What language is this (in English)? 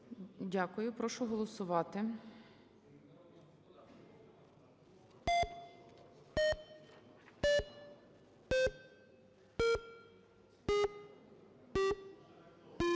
Ukrainian